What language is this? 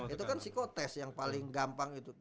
Indonesian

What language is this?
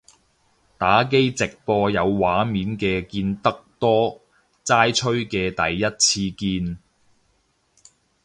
Cantonese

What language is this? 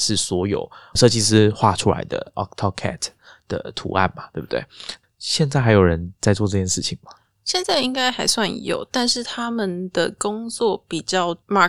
Chinese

